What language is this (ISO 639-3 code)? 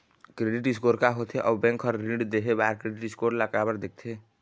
hne